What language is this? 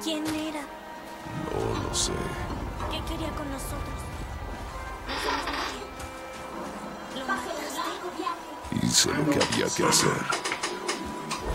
Spanish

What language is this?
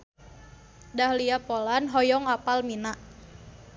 Sundanese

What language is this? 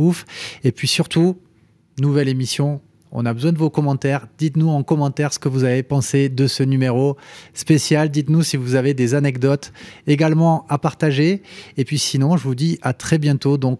French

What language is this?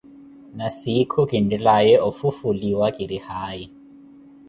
Koti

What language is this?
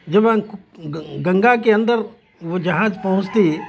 Urdu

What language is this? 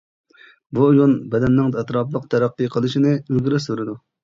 Uyghur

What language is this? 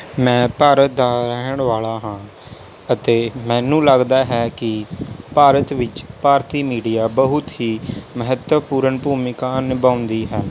Punjabi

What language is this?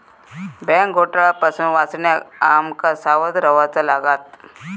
Marathi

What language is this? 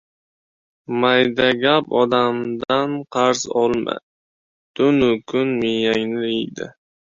Uzbek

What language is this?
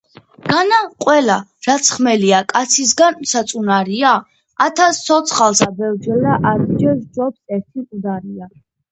Georgian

